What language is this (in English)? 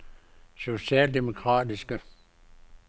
Danish